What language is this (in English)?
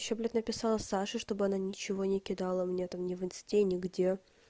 Russian